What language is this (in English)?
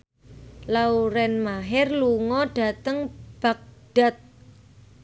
Javanese